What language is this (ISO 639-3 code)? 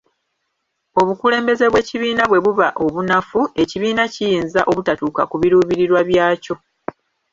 lug